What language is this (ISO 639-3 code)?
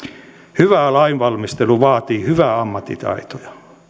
fin